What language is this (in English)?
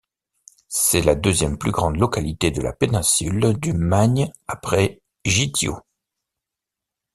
French